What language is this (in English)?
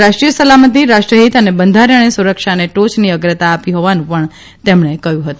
Gujarati